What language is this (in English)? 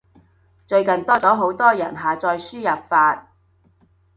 Cantonese